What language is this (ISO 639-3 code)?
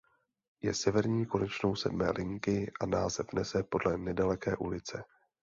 ces